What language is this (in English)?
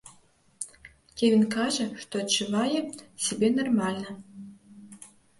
Belarusian